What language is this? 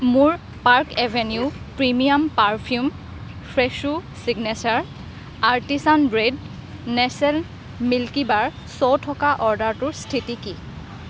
Assamese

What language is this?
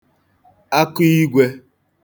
Igbo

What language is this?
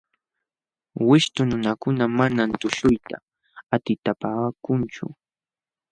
Jauja Wanca Quechua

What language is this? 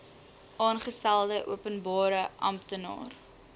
Afrikaans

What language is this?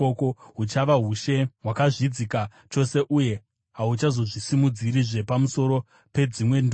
Shona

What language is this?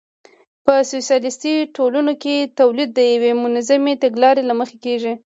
Pashto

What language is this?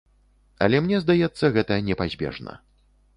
Belarusian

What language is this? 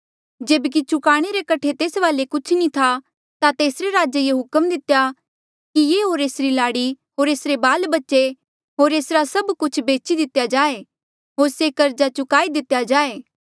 Mandeali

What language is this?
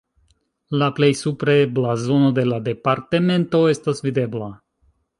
Esperanto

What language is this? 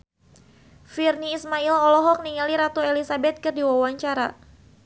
Sundanese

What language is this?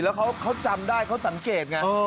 Thai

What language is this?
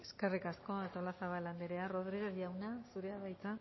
Basque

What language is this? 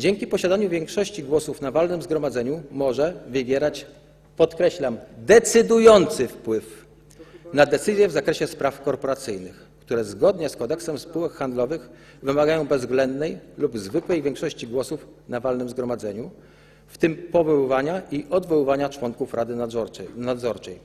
Polish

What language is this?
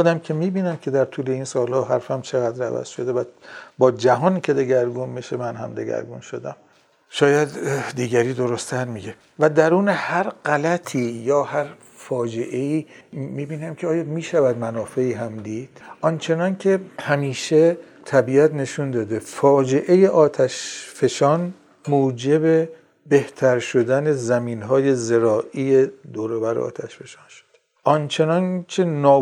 Persian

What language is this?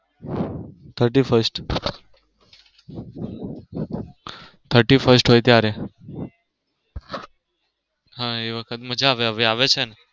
Gujarati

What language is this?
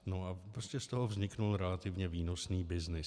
Czech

